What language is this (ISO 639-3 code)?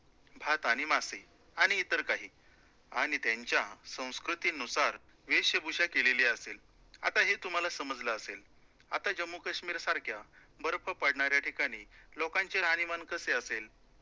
mar